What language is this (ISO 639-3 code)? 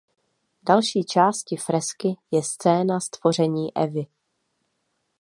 ces